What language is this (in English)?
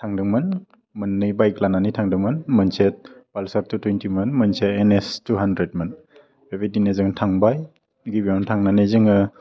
Bodo